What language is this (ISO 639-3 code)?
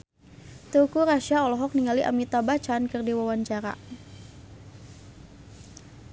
sun